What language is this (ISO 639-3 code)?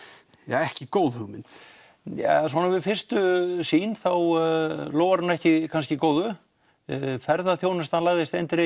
isl